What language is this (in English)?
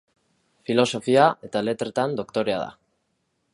Basque